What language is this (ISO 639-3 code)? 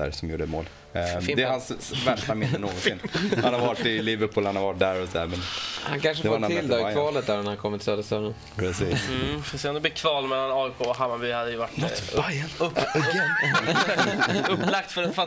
swe